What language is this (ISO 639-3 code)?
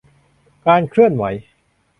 tha